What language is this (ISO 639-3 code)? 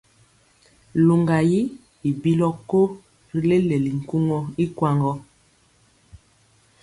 mcx